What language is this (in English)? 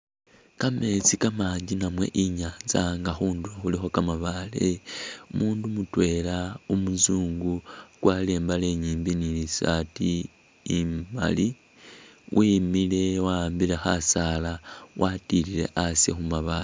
Masaaba